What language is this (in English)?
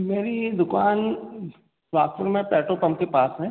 Hindi